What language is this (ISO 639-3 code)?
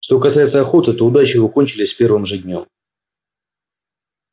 rus